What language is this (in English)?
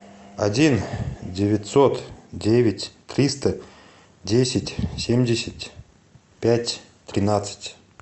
Russian